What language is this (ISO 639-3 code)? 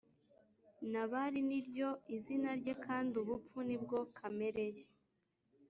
kin